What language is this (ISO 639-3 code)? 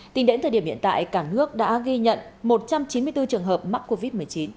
vie